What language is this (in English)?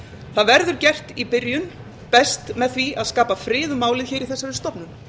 Icelandic